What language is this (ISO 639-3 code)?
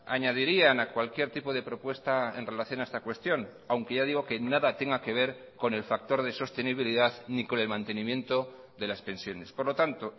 spa